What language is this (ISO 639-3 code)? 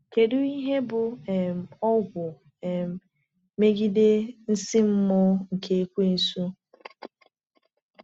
ibo